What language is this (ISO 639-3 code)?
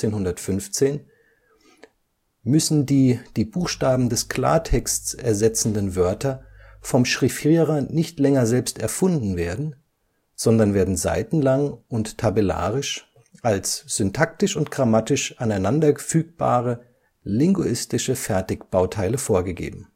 deu